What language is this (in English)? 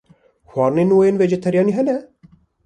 Kurdish